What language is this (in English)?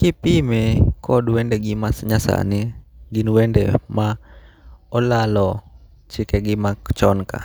Luo (Kenya and Tanzania)